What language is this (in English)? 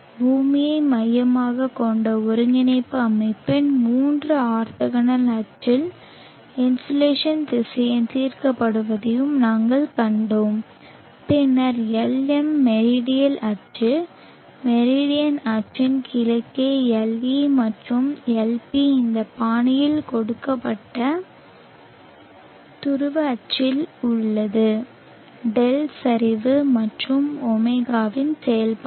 Tamil